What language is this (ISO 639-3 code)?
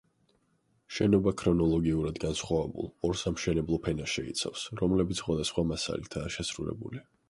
kat